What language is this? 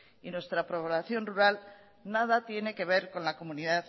Spanish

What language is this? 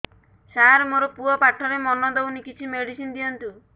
Odia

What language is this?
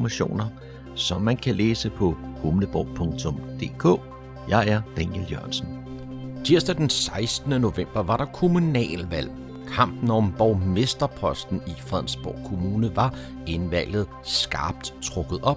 Danish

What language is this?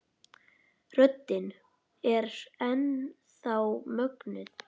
Icelandic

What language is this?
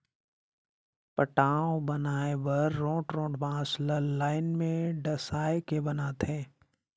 Chhattisgarhi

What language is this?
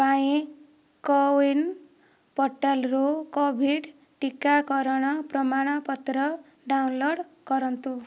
Odia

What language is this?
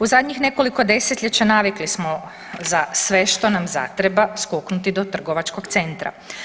Croatian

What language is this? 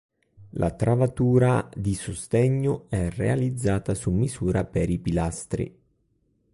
Italian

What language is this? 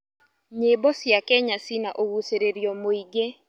Kikuyu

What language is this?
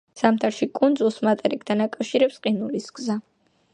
Georgian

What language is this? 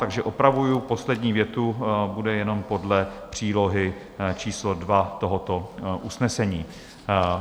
Czech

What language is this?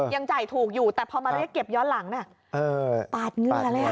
Thai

